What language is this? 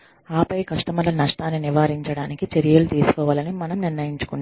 Telugu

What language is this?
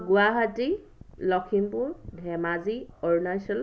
Assamese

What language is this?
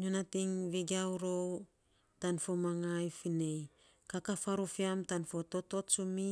Saposa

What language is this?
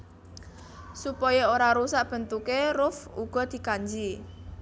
Javanese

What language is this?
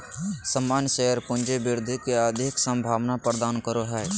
Magahi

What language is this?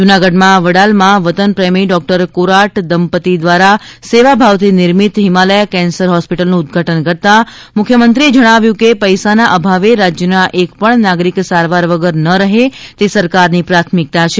Gujarati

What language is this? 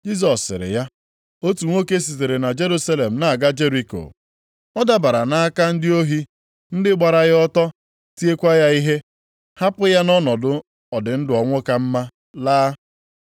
Igbo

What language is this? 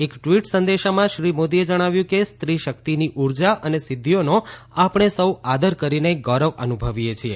Gujarati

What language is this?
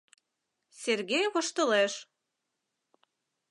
Mari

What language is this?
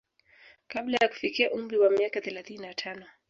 Swahili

